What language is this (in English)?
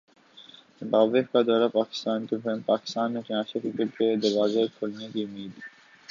Urdu